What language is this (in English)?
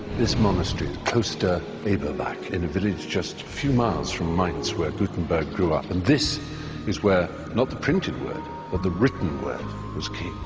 English